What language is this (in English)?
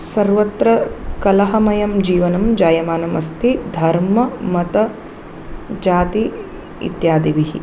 Sanskrit